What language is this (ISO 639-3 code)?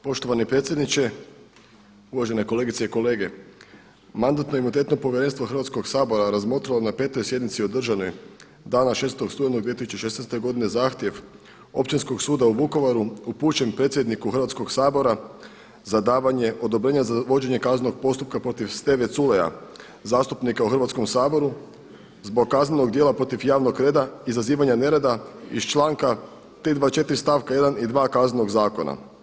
hrv